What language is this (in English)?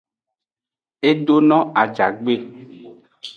Aja (Benin)